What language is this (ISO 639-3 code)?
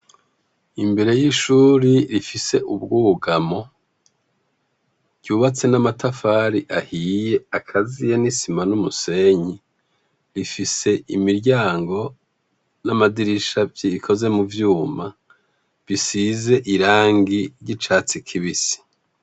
run